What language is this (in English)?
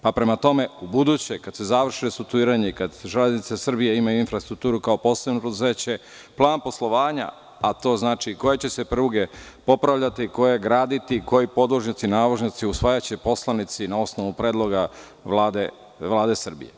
Serbian